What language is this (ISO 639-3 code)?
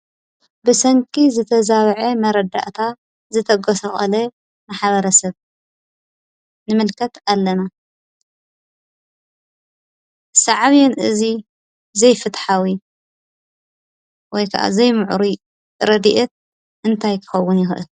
tir